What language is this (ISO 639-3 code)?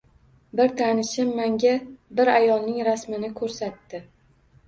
uzb